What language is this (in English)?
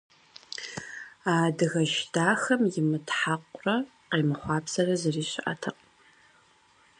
Kabardian